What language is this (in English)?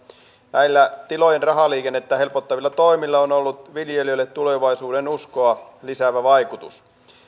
Finnish